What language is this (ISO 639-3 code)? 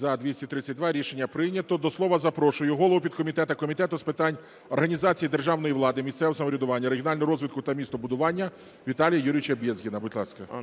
ukr